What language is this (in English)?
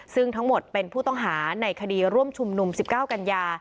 Thai